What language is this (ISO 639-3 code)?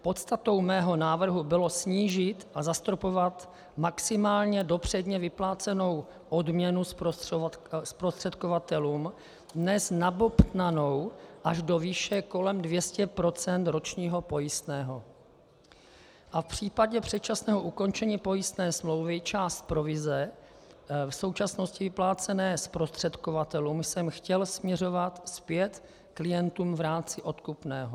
ces